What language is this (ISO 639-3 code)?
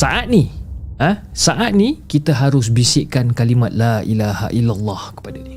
msa